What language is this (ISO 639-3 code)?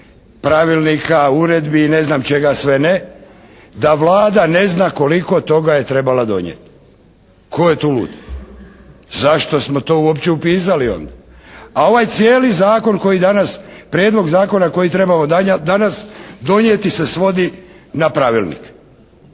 hrv